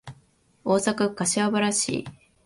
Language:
Japanese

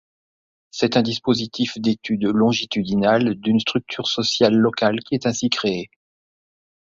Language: French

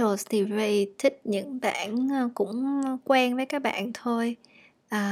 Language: Vietnamese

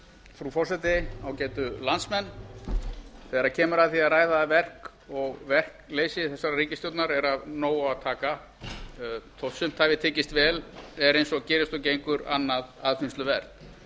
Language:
Icelandic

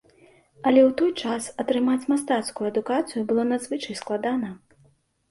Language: Belarusian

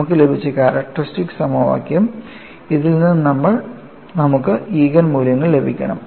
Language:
Malayalam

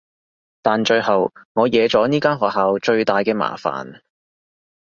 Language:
Cantonese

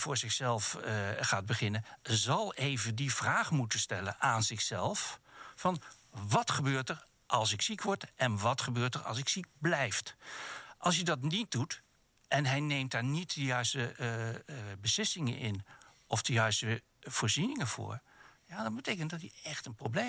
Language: Dutch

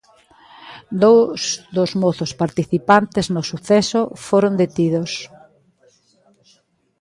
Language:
Galician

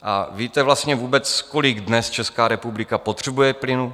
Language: Czech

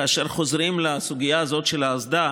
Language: Hebrew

